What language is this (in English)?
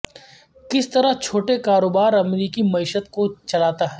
Urdu